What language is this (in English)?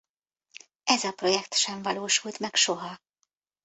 Hungarian